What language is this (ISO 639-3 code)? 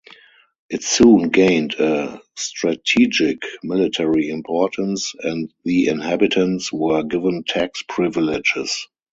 eng